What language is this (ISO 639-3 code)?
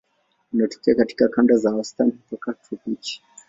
swa